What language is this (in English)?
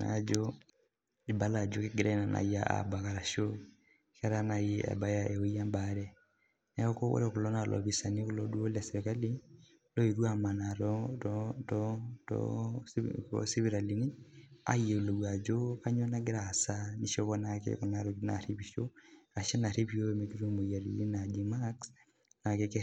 Masai